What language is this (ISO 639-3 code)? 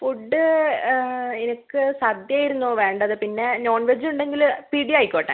mal